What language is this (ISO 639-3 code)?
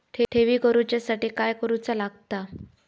mar